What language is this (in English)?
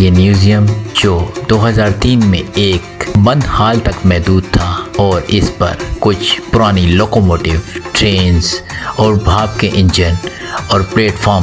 Urdu